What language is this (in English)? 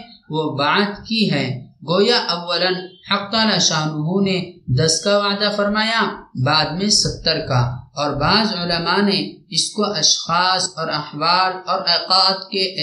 Arabic